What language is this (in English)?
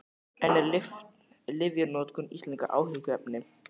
Icelandic